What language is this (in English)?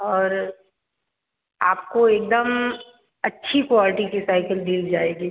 Hindi